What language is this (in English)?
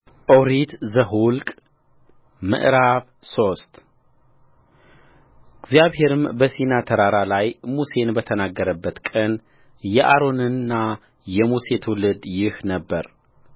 Amharic